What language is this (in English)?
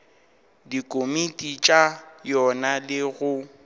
Northern Sotho